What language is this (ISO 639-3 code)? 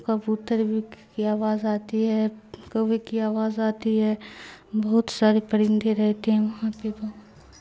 urd